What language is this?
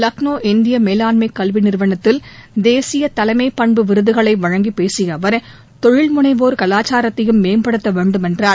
Tamil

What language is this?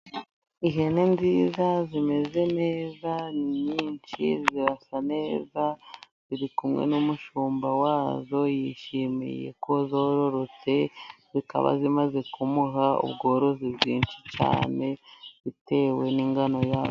Kinyarwanda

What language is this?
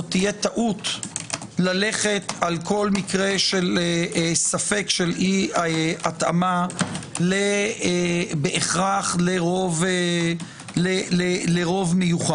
Hebrew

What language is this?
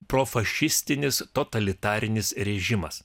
Lithuanian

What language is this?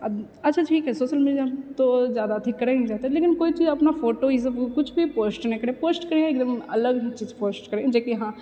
Maithili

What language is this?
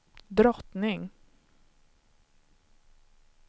Swedish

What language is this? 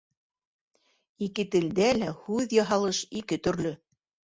Bashkir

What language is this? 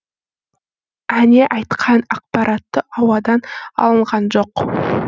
Kazakh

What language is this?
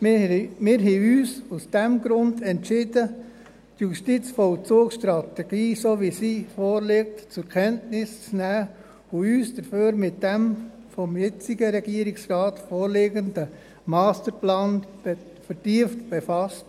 Swiss German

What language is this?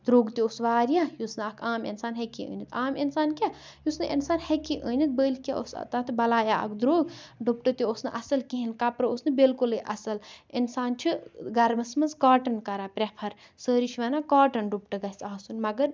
Kashmiri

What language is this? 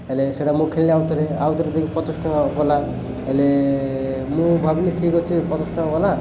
Odia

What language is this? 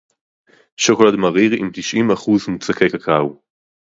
Hebrew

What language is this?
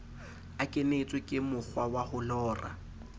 Southern Sotho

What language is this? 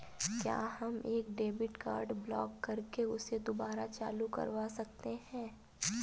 Hindi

